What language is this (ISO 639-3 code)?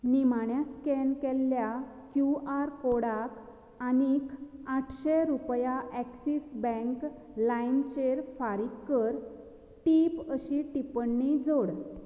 kok